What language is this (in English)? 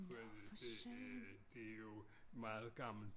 Danish